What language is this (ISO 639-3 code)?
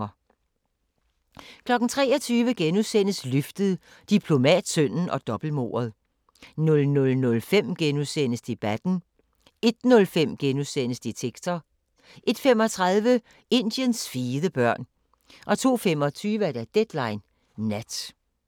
dan